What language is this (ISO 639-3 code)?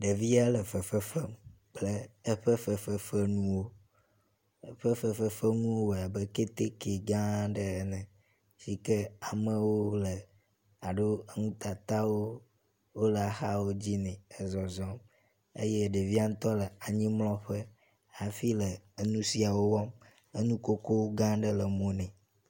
ewe